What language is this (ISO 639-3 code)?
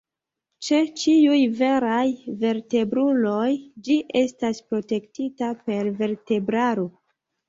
epo